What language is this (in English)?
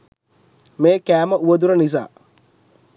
Sinhala